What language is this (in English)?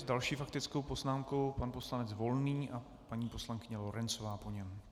Czech